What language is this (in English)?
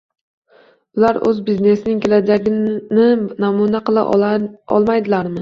Uzbek